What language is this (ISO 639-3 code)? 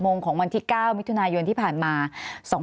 tha